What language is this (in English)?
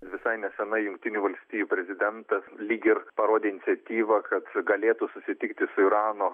Lithuanian